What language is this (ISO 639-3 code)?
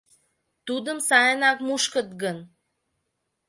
chm